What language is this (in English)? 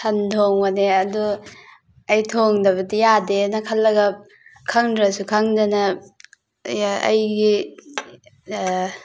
Manipuri